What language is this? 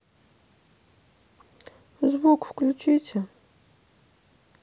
Russian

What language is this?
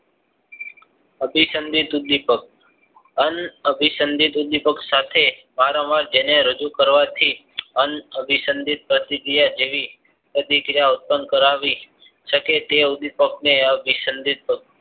Gujarati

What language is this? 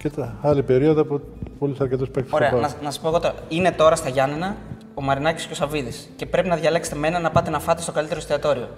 Greek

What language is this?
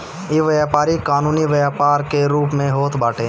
Bhojpuri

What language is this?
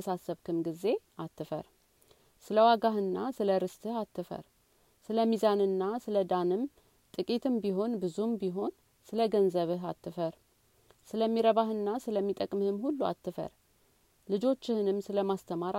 Amharic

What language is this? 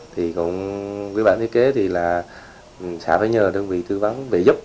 Vietnamese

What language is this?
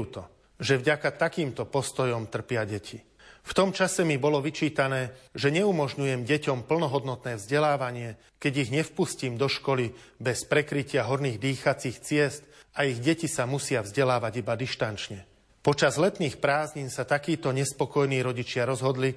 Slovak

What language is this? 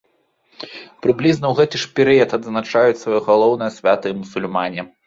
Belarusian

